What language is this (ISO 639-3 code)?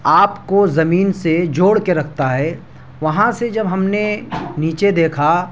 urd